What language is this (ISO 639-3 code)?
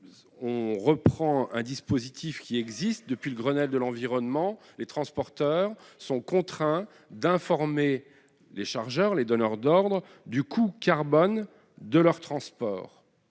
fra